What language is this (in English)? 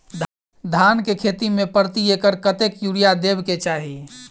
Maithili